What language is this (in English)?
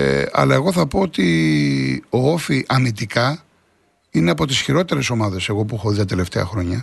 Greek